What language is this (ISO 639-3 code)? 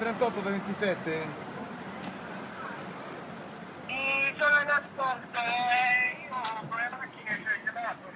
ita